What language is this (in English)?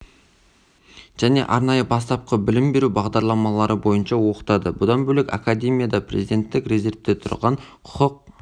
Kazakh